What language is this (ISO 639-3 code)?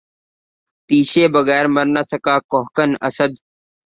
urd